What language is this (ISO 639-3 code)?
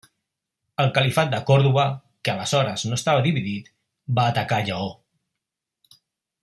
cat